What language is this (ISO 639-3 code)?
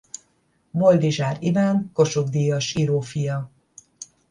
hun